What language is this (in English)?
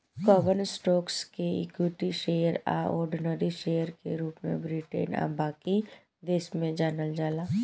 Bhojpuri